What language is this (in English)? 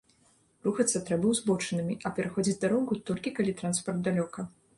Belarusian